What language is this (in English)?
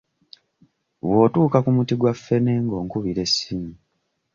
Ganda